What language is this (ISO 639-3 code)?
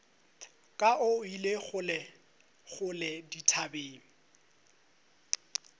nso